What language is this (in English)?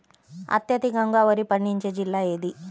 Telugu